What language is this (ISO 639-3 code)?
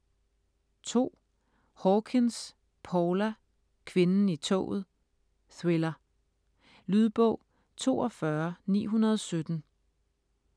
dan